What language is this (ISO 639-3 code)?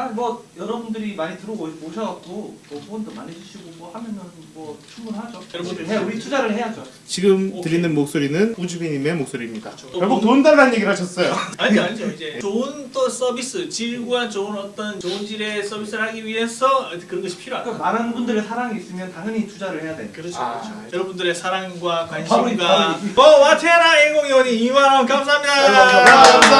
kor